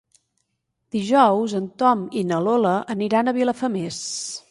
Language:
Catalan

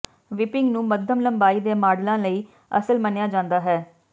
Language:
Punjabi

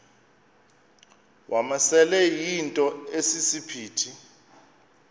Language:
Xhosa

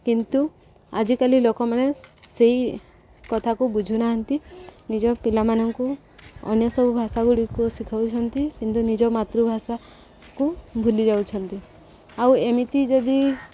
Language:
Odia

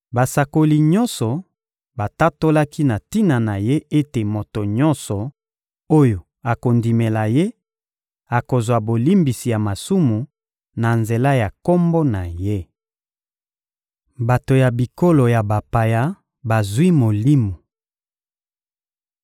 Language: Lingala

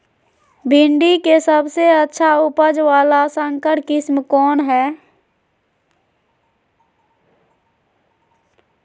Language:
Magahi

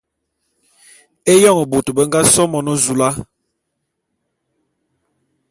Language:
Bulu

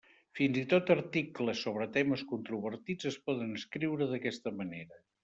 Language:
Catalan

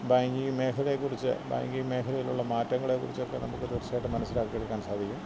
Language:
Malayalam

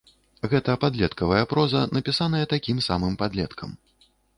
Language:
Belarusian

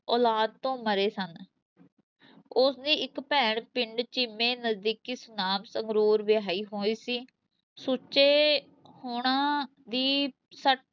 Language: Punjabi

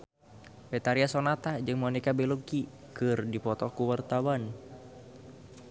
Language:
Sundanese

